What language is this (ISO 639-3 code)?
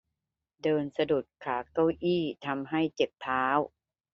tha